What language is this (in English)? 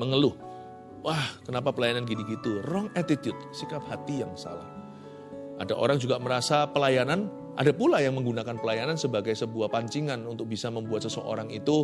Indonesian